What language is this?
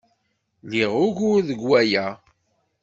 Kabyle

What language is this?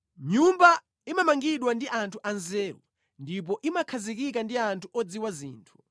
Nyanja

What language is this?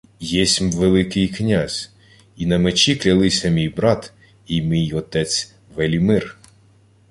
Ukrainian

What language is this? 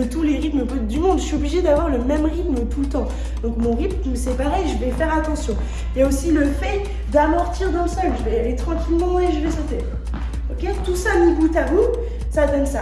French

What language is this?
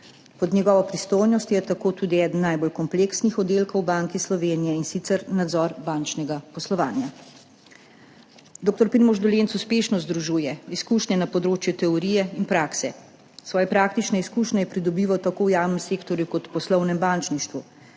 Slovenian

